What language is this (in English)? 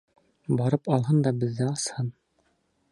Bashkir